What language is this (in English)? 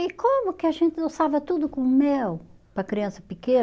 Portuguese